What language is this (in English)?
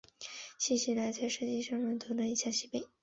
Chinese